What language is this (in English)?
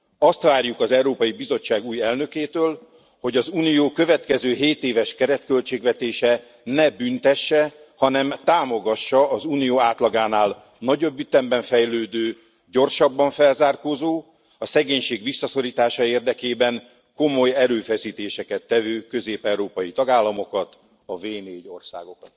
Hungarian